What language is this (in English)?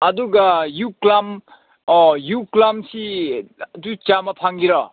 Manipuri